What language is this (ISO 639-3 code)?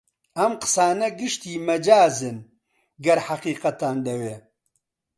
ckb